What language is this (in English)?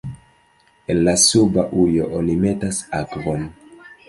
Esperanto